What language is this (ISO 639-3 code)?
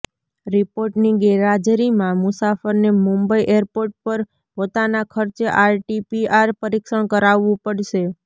guj